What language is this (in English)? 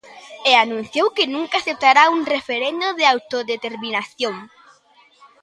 Galician